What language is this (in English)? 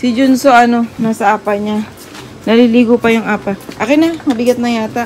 Filipino